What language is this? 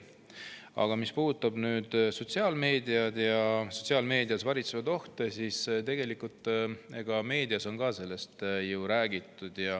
Estonian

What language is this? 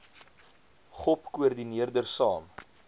Afrikaans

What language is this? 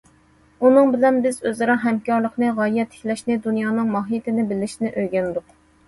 Uyghur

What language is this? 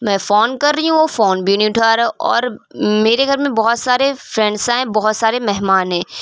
Urdu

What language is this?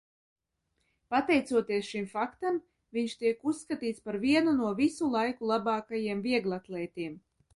Latvian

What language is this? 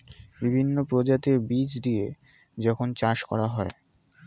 Bangla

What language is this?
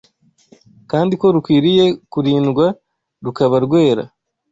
Kinyarwanda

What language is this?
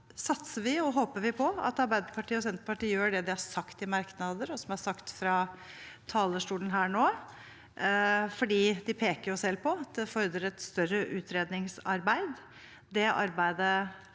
Norwegian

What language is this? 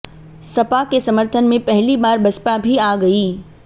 Hindi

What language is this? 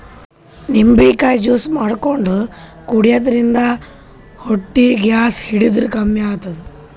Kannada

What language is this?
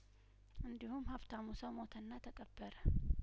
Amharic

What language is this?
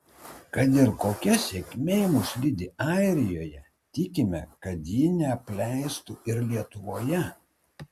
Lithuanian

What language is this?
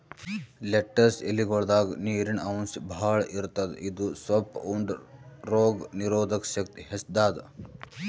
Kannada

